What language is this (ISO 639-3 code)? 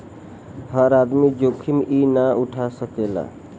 bho